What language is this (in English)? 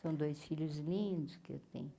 Portuguese